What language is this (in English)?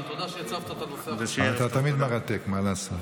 Hebrew